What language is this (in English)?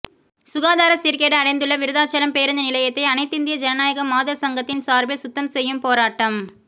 Tamil